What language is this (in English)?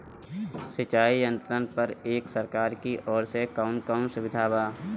Bhojpuri